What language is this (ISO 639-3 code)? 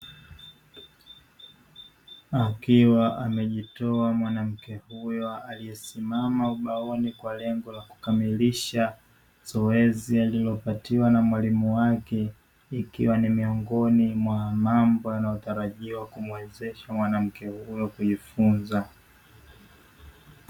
swa